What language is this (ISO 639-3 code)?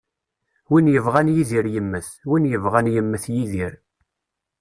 kab